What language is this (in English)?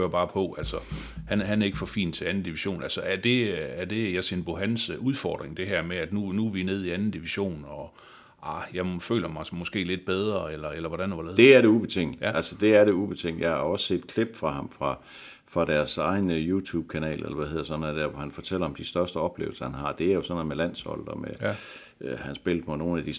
Danish